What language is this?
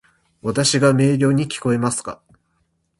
Japanese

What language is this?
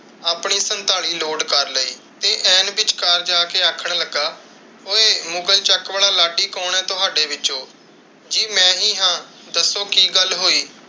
Punjabi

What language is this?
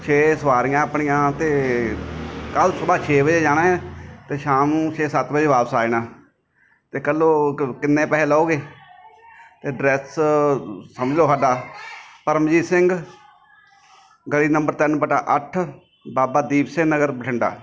Punjabi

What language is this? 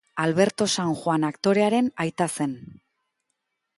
Basque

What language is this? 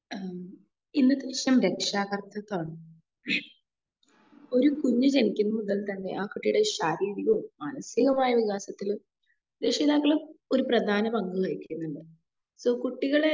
Malayalam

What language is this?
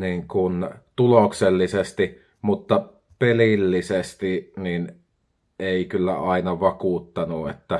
Finnish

